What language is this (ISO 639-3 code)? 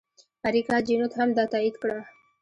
pus